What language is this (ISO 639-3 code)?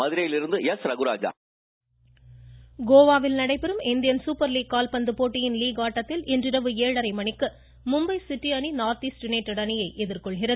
tam